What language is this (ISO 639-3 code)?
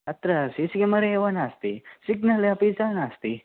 san